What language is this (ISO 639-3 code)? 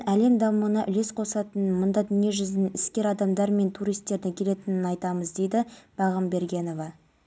kaz